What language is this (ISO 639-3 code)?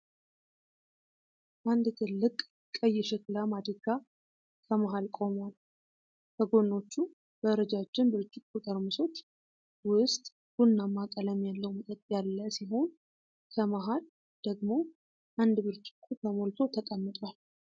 amh